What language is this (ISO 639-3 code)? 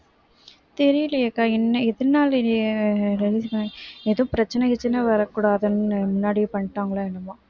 tam